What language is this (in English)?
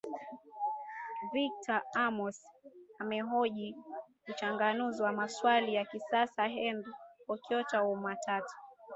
Swahili